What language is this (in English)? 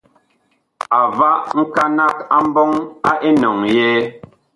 Bakoko